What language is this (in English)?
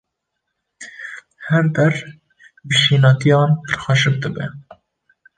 Kurdish